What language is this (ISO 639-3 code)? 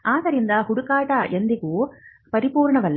kan